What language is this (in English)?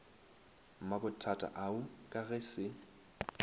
Northern Sotho